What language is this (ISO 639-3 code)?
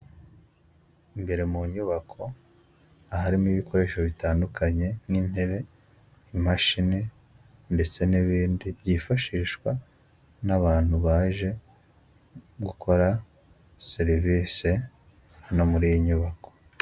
kin